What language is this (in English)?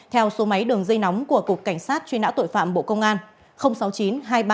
Vietnamese